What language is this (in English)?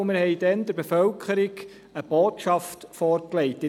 Swiss German